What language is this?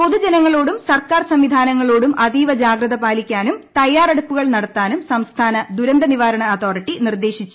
Malayalam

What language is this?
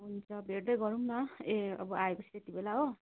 Nepali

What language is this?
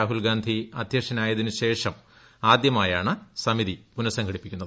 Malayalam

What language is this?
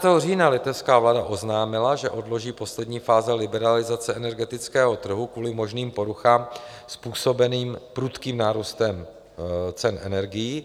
Czech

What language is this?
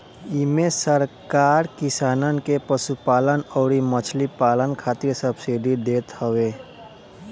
Bhojpuri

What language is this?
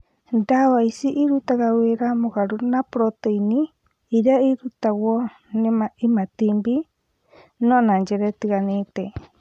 Kikuyu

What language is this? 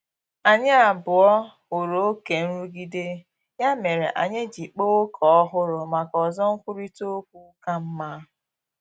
Igbo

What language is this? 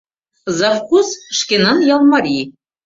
Mari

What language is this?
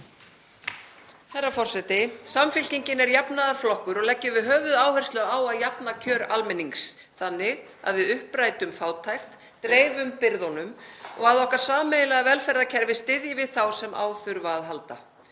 Icelandic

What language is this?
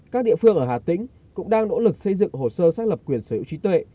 Vietnamese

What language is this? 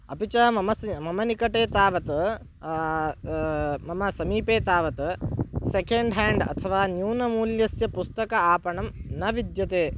Sanskrit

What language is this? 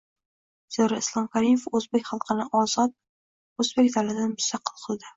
Uzbek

